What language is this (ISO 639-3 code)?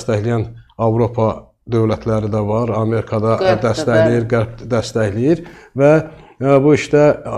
tur